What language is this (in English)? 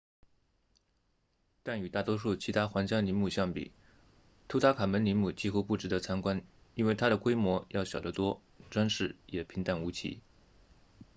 Chinese